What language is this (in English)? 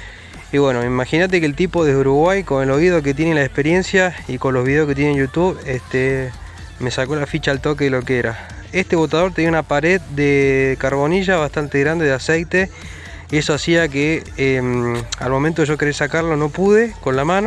Spanish